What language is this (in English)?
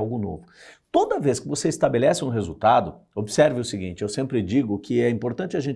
Portuguese